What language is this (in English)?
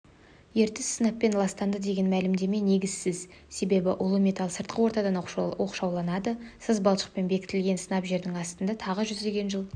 Kazakh